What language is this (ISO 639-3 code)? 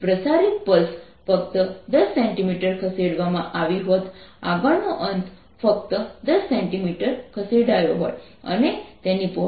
guj